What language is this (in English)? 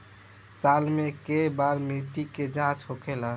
Bhojpuri